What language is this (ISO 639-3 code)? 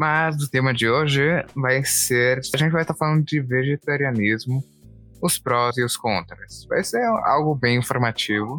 por